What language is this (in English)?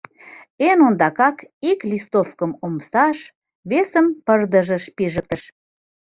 Mari